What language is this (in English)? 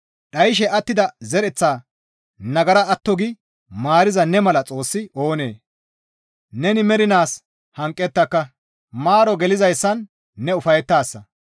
Gamo